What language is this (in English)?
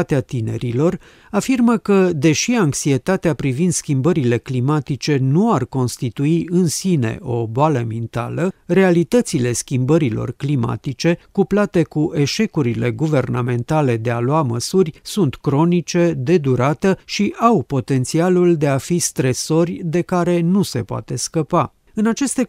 Romanian